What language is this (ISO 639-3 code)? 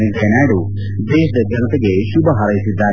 kan